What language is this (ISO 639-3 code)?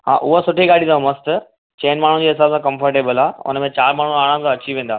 snd